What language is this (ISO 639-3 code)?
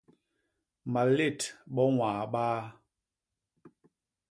bas